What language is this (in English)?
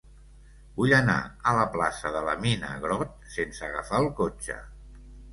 Catalan